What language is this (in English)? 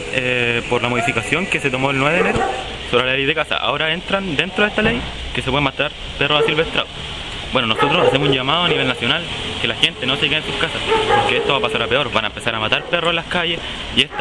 Spanish